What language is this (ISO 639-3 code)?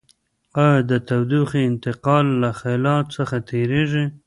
pus